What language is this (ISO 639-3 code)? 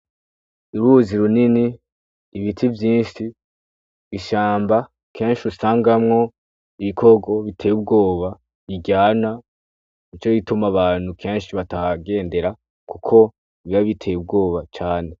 run